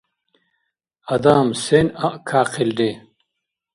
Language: Dargwa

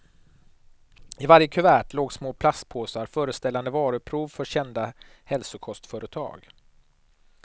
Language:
Swedish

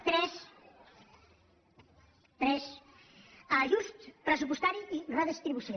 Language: Catalan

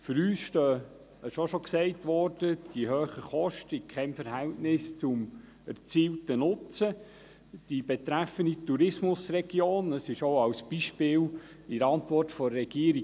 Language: Swiss German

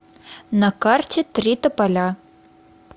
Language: Russian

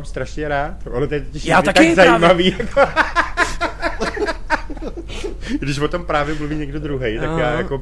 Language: Czech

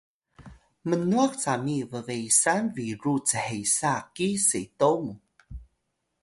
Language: Atayal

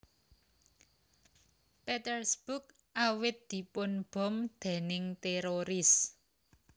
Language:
Javanese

